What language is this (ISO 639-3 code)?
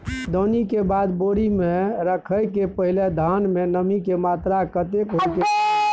mai